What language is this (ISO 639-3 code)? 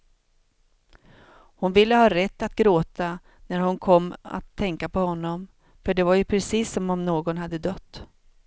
swe